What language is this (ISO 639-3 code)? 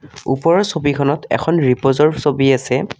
asm